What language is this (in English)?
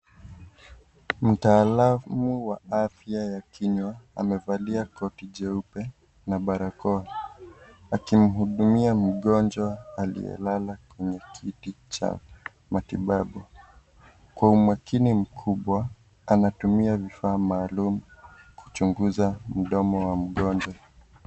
Swahili